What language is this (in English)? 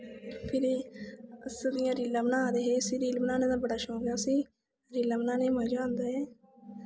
Dogri